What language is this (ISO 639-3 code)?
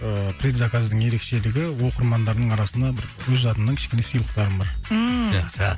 kaz